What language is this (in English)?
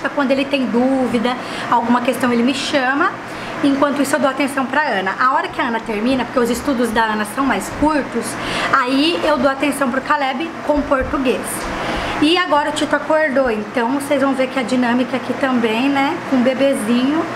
Portuguese